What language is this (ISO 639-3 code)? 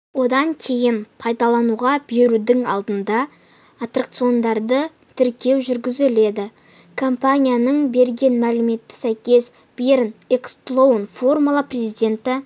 kaz